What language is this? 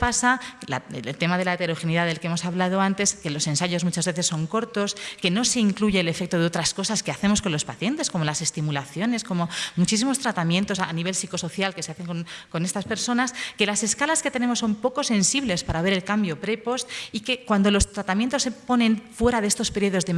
Spanish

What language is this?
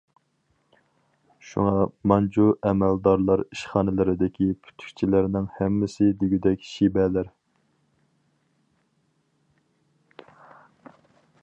Uyghur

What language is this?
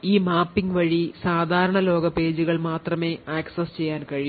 Malayalam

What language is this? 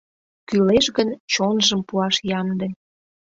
Mari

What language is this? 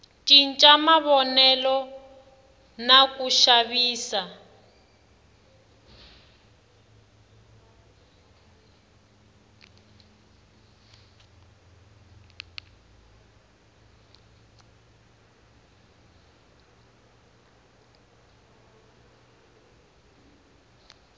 Tsonga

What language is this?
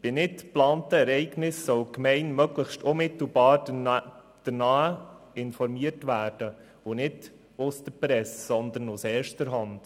Swiss German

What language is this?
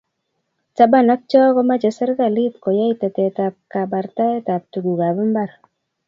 Kalenjin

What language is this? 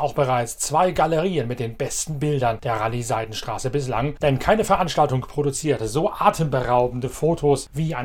German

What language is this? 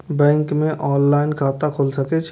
Maithili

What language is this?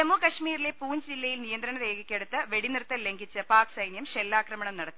Malayalam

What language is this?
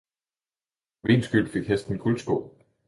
Danish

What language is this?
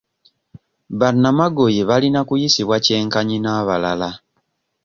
Ganda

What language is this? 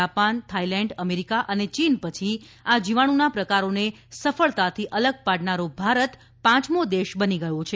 Gujarati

